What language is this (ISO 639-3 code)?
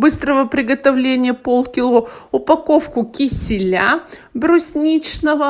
rus